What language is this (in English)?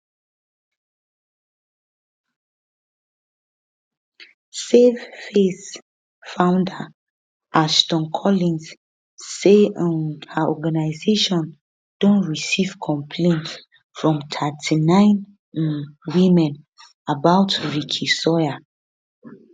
Nigerian Pidgin